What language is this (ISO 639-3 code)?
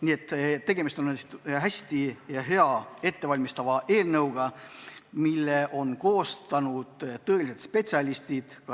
est